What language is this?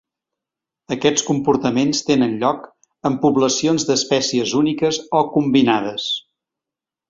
Catalan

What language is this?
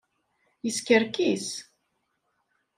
Kabyle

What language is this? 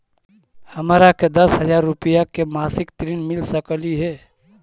Magahi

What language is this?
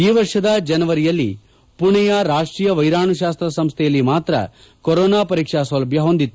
Kannada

